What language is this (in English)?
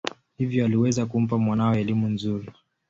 Swahili